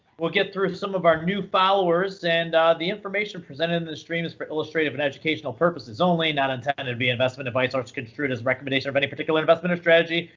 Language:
English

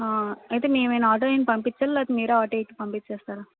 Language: Telugu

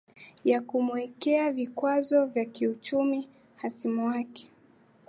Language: Swahili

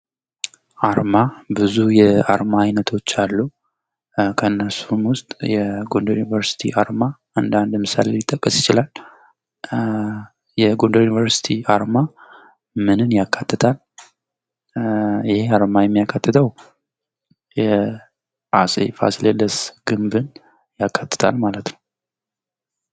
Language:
Amharic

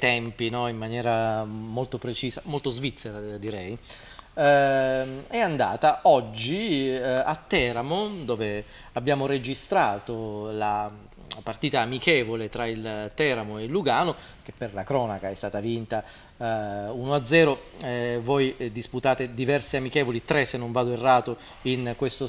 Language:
Italian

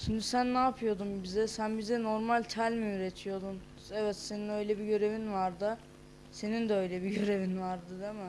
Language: Turkish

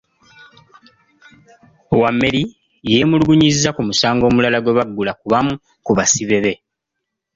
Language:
Ganda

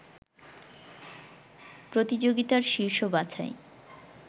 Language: Bangla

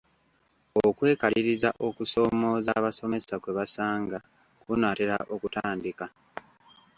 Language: Ganda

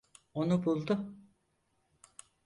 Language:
Turkish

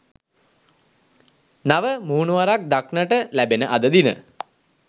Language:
Sinhala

